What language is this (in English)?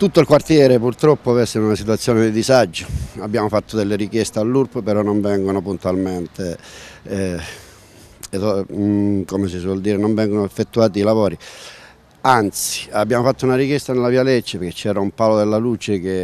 Italian